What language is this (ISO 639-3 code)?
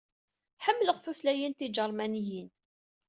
kab